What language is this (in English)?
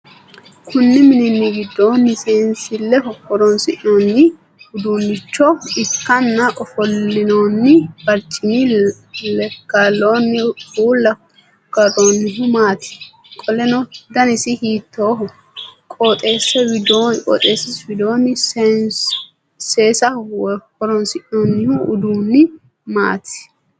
Sidamo